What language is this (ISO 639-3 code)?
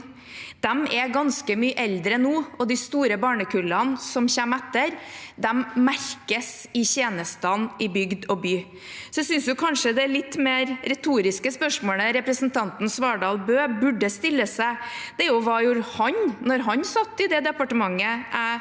nor